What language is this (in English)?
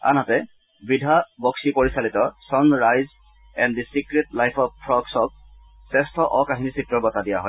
Assamese